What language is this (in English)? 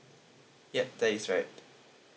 English